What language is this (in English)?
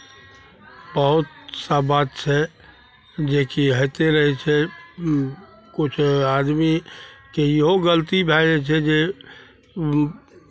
Maithili